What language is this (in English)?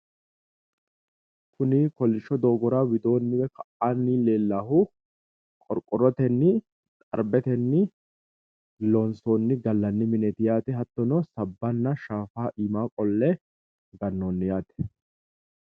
Sidamo